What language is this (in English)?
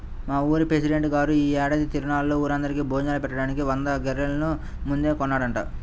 Telugu